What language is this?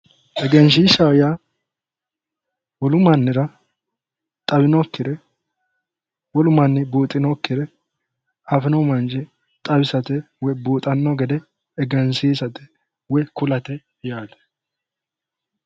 Sidamo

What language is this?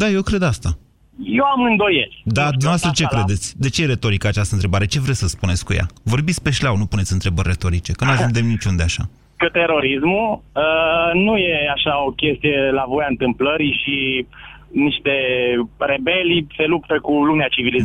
Romanian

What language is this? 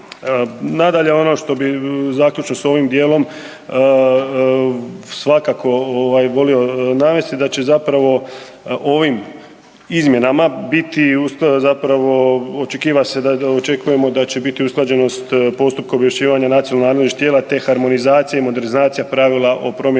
Croatian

